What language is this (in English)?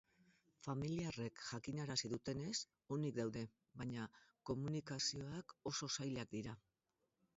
Basque